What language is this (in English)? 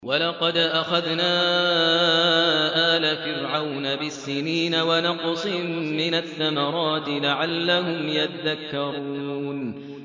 Arabic